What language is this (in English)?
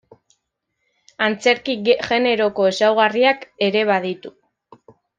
Basque